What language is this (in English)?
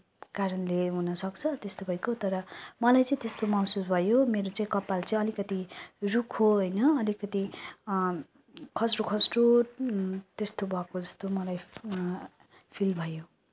Nepali